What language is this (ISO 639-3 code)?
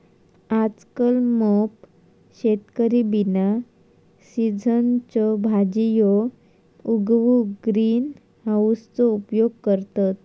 mar